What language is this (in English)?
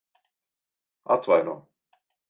Latvian